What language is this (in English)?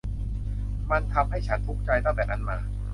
Thai